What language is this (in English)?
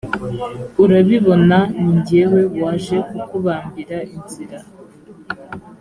Kinyarwanda